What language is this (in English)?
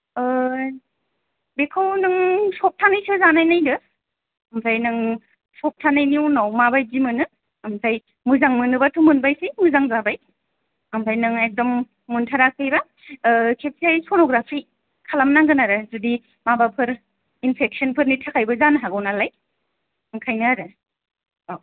Bodo